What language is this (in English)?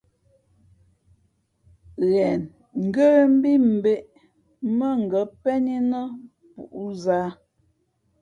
Fe'fe'